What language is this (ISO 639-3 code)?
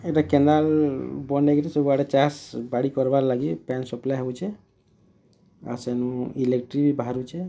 ori